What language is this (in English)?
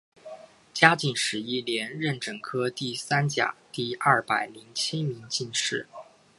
Chinese